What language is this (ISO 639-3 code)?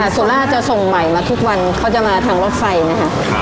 tha